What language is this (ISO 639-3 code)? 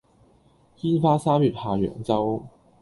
yue